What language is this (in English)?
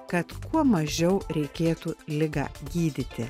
Lithuanian